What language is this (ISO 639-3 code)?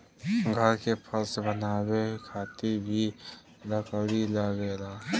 bho